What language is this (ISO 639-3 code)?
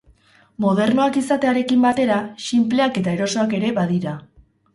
eus